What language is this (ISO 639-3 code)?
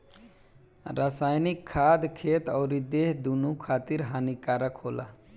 bho